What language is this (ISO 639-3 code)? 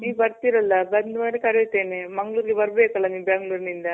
kan